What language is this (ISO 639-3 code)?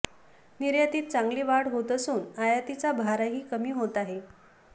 mar